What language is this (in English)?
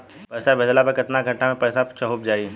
Bhojpuri